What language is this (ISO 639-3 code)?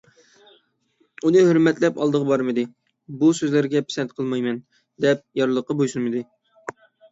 uig